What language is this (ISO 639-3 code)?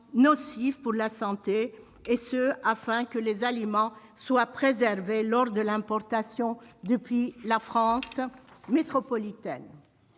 fra